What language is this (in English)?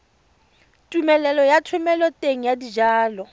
Tswana